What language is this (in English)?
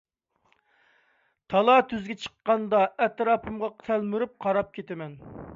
Uyghur